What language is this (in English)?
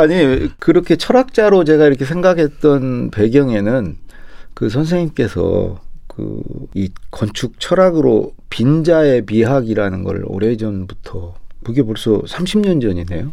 Korean